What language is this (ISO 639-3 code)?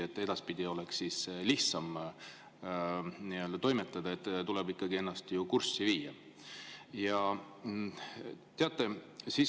est